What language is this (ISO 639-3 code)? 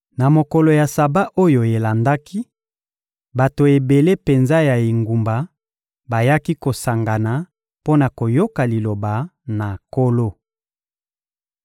lin